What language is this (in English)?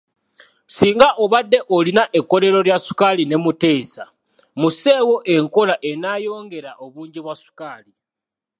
Ganda